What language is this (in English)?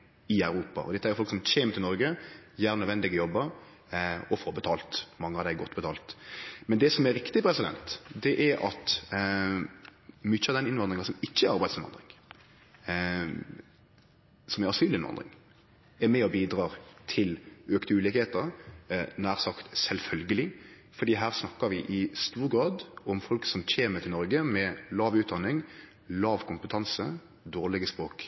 Norwegian Nynorsk